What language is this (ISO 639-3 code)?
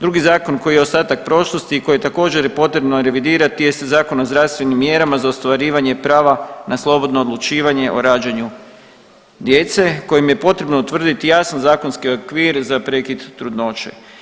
hrv